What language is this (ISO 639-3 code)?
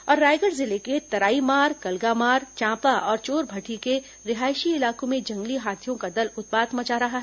hin